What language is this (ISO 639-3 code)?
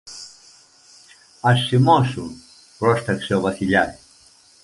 ell